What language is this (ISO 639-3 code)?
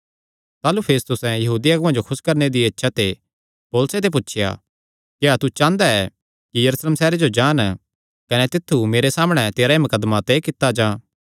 xnr